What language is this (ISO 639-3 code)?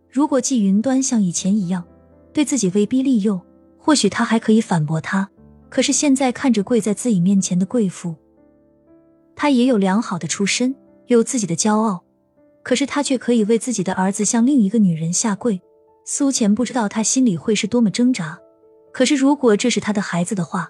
zho